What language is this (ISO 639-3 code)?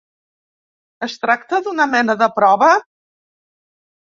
cat